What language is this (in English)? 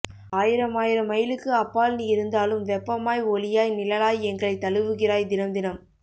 Tamil